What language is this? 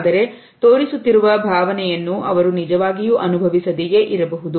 Kannada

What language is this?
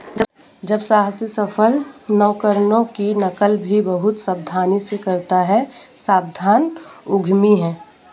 Hindi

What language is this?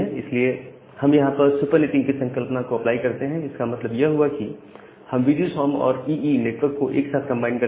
Hindi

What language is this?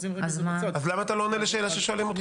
Hebrew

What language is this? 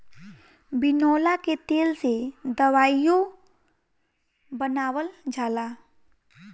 Bhojpuri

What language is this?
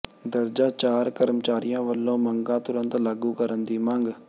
Punjabi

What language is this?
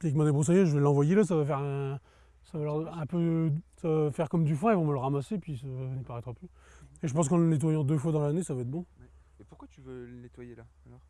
French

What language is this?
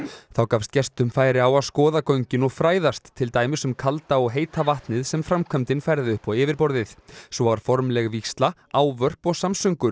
Icelandic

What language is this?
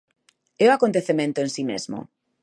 Galician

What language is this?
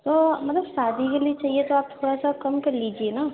Urdu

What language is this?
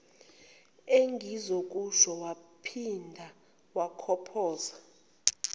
Zulu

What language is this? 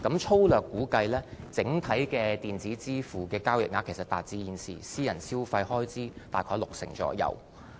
Cantonese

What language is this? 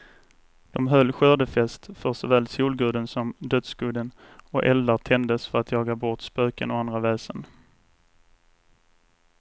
Swedish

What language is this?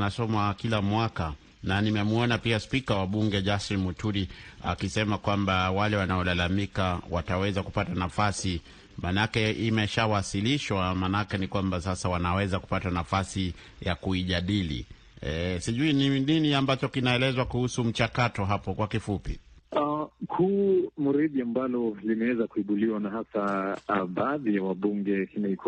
Swahili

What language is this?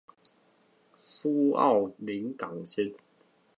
Chinese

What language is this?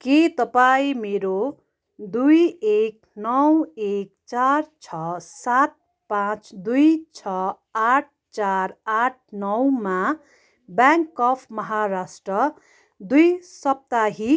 Nepali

